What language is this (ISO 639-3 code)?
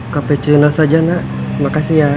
ind